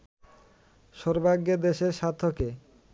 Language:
Bangla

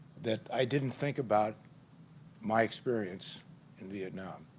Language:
English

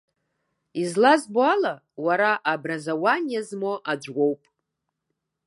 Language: Abkhazian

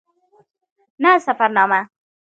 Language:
Pashto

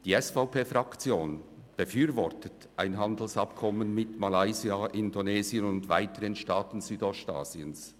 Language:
Swiss German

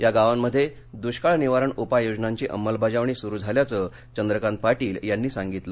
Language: Marathi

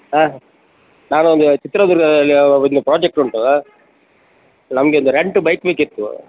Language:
Kannada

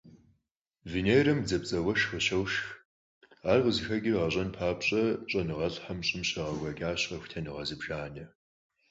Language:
Kabardian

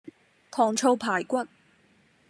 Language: Cantonese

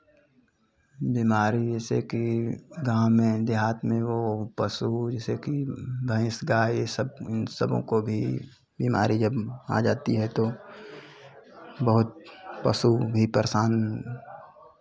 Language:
Hindi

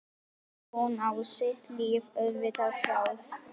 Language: Icelandic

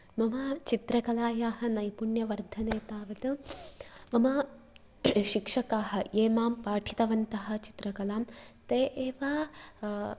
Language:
Sanskrit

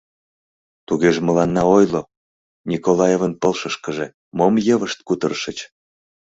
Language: Mari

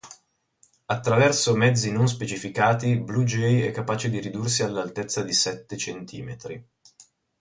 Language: Italian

